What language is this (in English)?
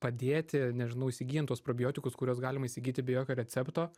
Lithuanian